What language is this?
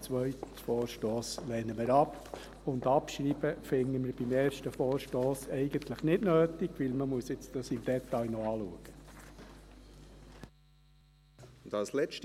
Swiss German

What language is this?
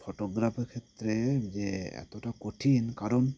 Bangla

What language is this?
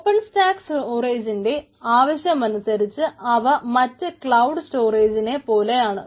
Malayalam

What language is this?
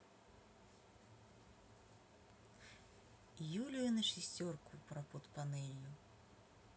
Russian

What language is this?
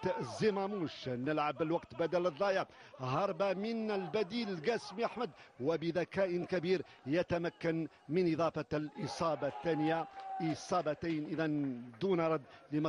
Arabic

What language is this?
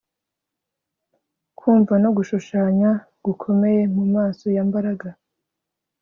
Kinyarwanda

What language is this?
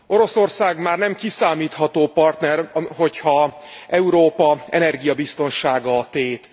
Hungarian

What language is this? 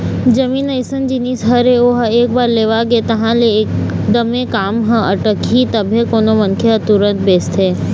Chhattisgarhi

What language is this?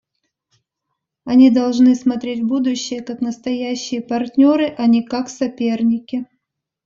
Russian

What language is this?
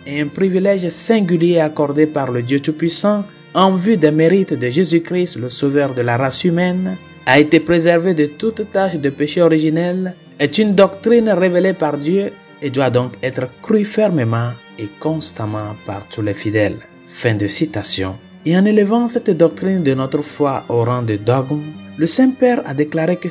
French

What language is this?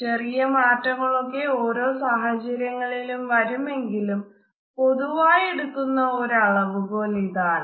Malayalam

